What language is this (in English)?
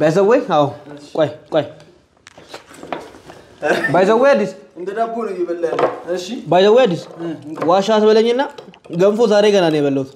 Arabic